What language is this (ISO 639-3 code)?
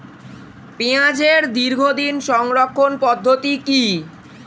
ben